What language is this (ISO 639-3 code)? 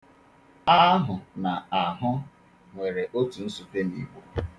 ibo